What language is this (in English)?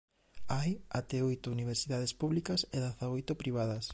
Galician